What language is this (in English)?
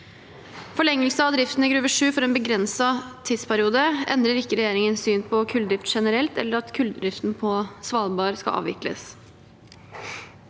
Norwegian